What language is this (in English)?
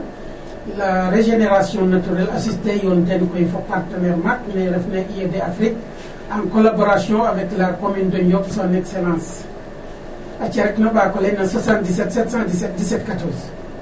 Serer